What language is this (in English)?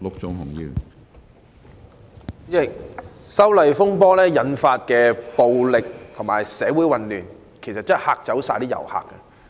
Cantonese